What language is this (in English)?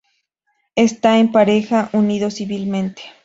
Spanish